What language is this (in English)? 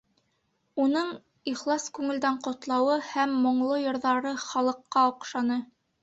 Bashkir